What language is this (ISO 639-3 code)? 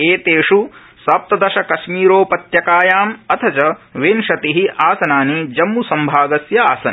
san